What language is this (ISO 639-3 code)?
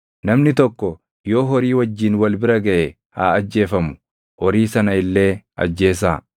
orm